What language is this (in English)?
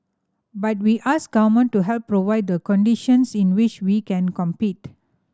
English